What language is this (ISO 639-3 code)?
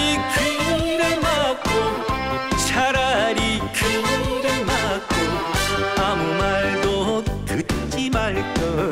kor